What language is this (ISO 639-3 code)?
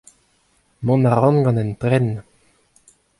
bre